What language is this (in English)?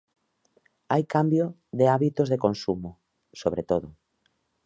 Galician